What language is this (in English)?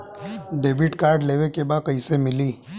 Bhojpuri